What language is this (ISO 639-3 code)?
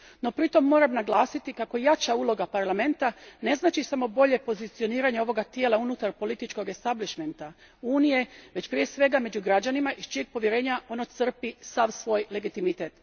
hrv